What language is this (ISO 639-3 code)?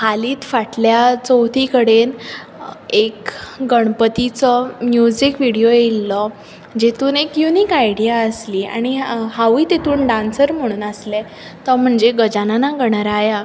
kok